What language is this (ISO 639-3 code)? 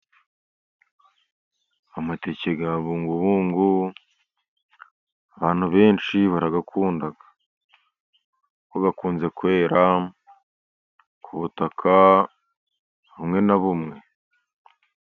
kin